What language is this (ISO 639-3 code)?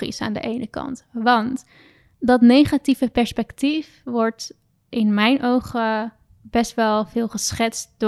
nld